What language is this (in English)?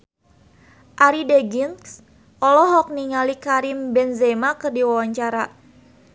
Sundanese